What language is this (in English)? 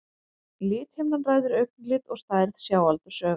Icelandic